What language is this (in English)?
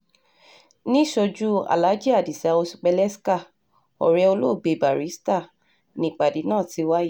Yoruba